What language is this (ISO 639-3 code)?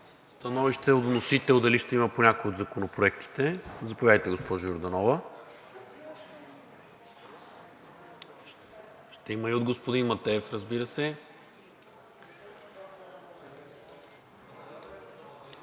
bul